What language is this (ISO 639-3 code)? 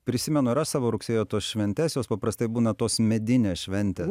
lit